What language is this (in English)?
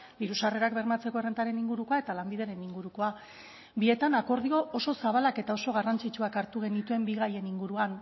Basque